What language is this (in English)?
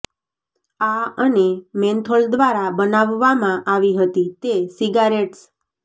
Gujarati